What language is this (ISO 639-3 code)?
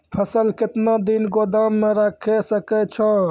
mai